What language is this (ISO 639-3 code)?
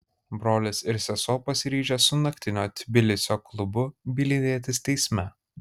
lit